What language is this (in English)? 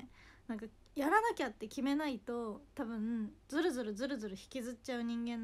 Japanese